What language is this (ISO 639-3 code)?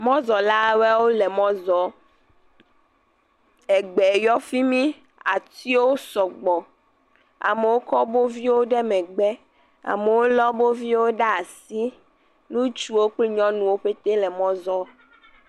ewe